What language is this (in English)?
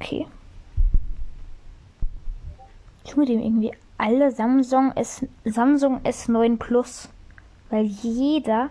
German